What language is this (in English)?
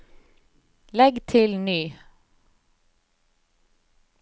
Norwegian